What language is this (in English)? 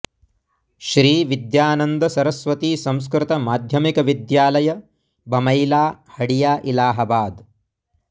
Sanskrit